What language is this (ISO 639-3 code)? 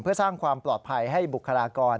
tha